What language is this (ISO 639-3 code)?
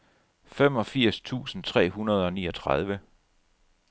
dan